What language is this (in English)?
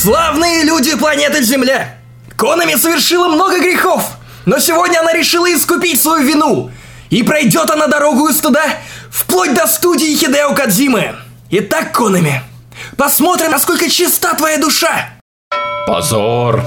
Russian